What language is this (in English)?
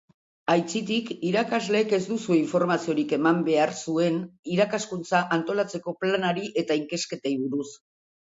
Basque